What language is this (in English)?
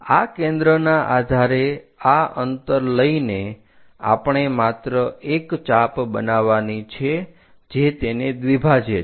Gujarati